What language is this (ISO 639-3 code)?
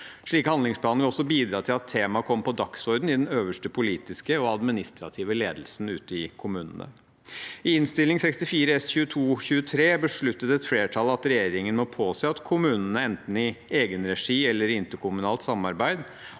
nor